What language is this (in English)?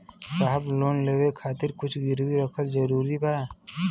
Bhojpuri